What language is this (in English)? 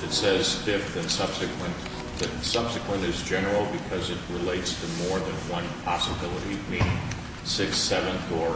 English